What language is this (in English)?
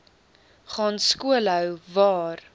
Afrikaans